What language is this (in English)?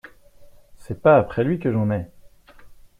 French